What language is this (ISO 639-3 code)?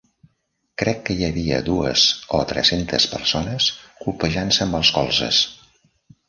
cat